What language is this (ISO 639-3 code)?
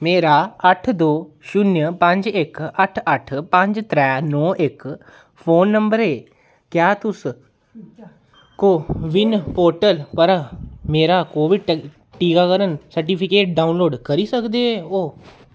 doi